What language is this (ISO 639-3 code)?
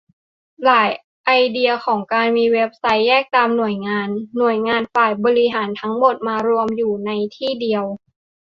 tha